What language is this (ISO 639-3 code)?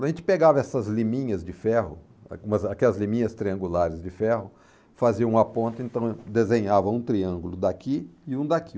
por